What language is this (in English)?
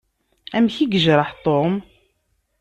Kabyle